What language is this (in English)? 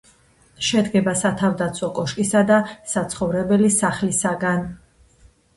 Georgian